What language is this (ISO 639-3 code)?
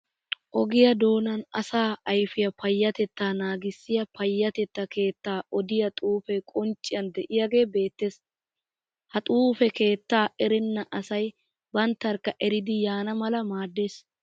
wal